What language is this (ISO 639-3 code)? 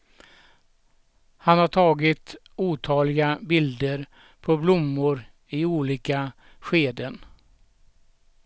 swe